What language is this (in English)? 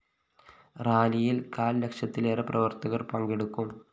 Malayalam